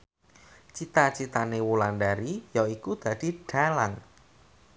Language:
Javanese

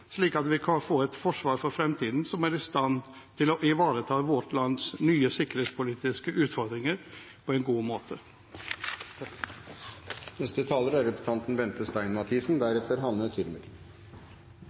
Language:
Norwegian Bokmål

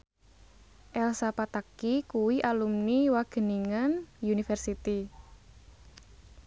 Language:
Javanese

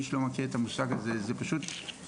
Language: Hebrew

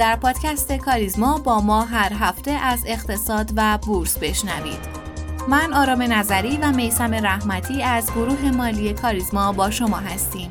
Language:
Persian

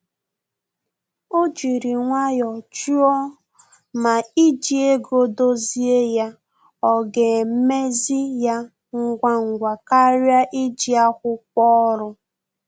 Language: Igbo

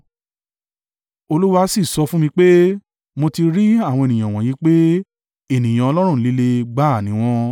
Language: Yoruba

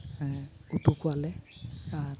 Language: Santali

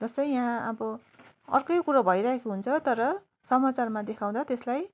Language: Nepali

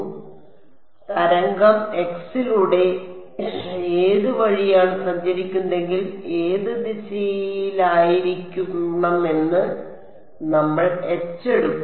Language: Malayalam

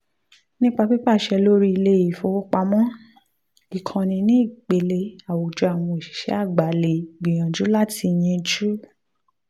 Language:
Yoruba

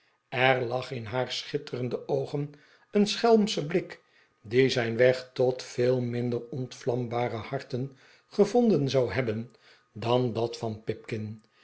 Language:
Dutch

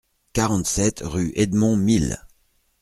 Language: French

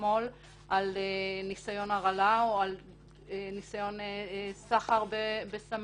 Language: Hebrew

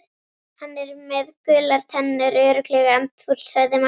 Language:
Icelandic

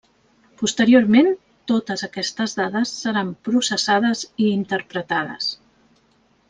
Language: Catalan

